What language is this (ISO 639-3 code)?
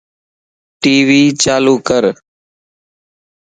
lss